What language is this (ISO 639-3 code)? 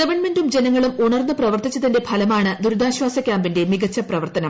mal